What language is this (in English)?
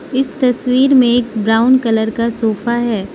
Hindi